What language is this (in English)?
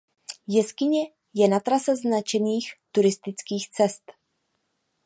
Czech